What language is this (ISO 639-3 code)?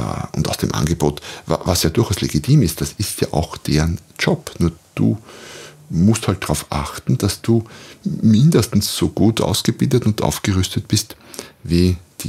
deu